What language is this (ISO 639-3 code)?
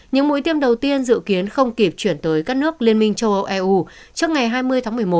vie